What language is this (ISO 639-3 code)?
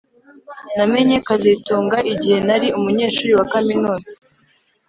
kin